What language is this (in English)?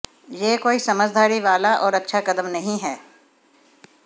Hindi